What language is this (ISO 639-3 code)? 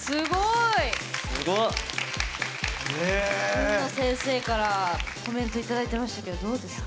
jpn